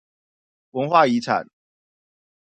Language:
Chinese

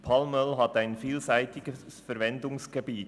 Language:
Swiss German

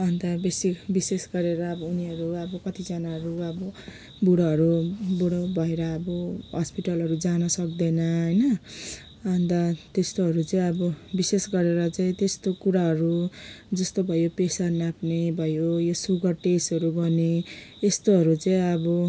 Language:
Nepali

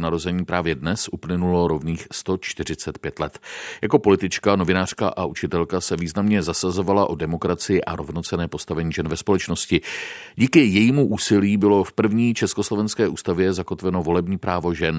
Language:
Czech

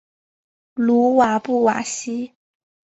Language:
Chinese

